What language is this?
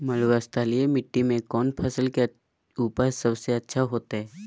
Magahi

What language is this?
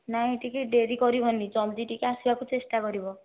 Odia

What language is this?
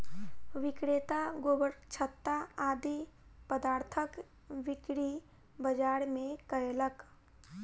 Maithili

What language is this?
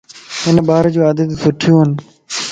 Lasi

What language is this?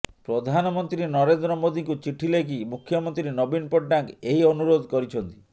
Odia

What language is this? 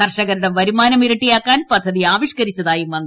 Malayalam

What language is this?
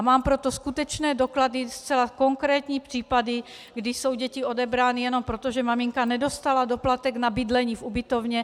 Czech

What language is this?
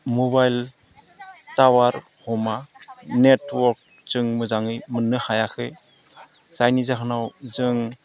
Bodo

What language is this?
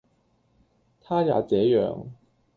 Cantonese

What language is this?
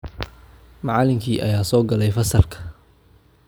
Somali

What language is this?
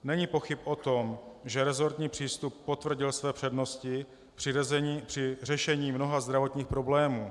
Czech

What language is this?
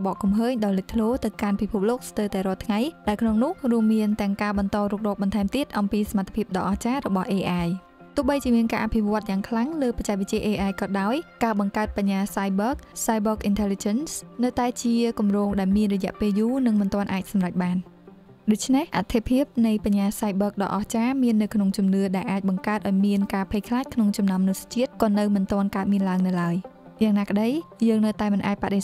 Thai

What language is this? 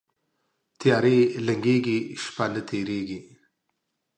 Pashto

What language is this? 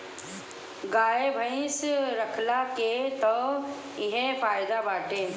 Bhojpuri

